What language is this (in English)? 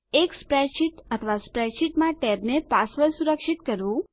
Gujarati